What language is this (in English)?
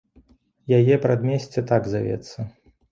Belarusian